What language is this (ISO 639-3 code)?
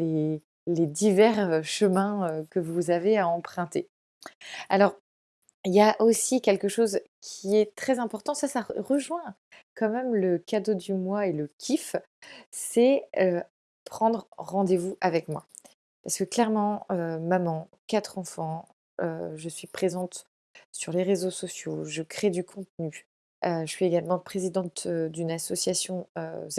fra